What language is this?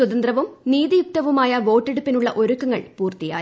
Malayalam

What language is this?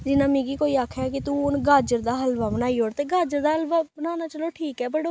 Dogri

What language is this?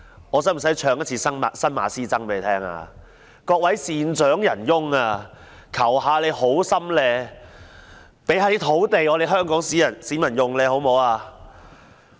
Cantonese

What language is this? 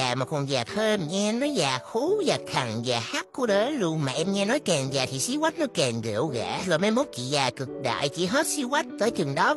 Vietnamese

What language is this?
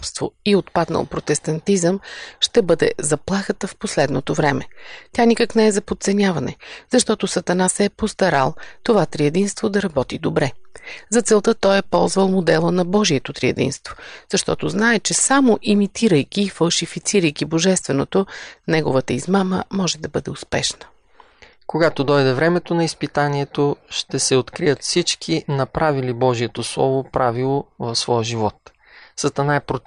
Bulgarian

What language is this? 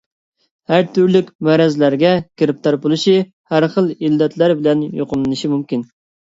Uyghur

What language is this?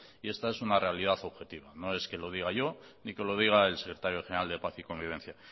Spanish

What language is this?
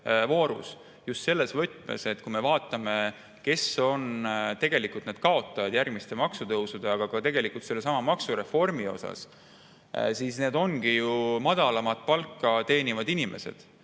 Estonian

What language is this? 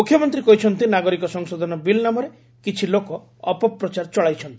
Odia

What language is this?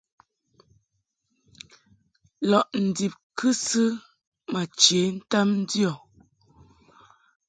Mungaka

